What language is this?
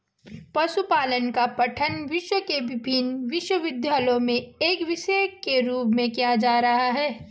Hindi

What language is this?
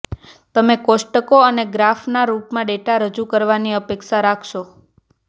Gujarati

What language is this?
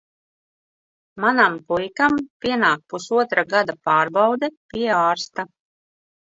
Latvian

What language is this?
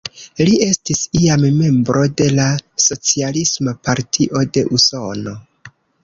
Esperanto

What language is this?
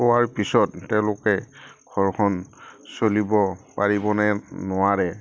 Assamese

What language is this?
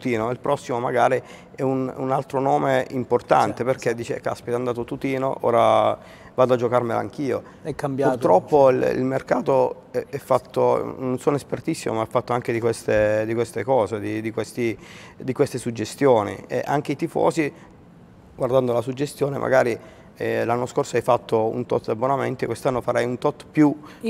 Italian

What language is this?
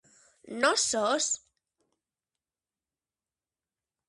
Galician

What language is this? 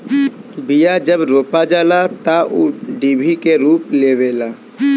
Bhojpuri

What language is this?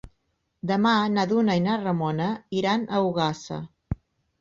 Catalan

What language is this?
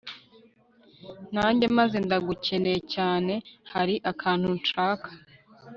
Kinyarwanda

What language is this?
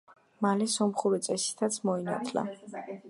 Georgian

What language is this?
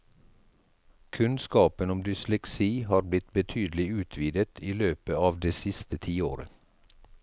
Norwegian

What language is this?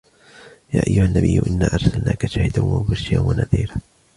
Arabic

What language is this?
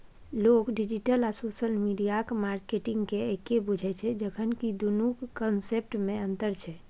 Maithili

